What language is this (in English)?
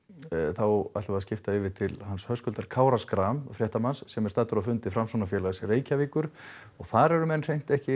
Icelandic